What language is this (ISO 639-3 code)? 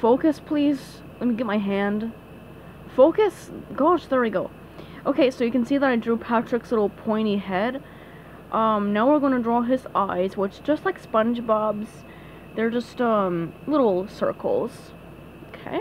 eng